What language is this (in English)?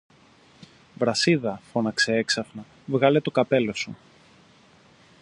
Greek